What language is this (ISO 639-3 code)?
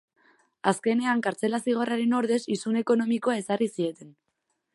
eus